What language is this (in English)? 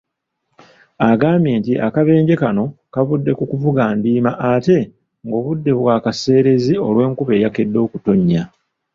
Ganda